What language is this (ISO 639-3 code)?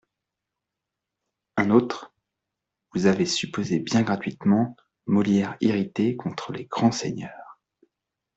fra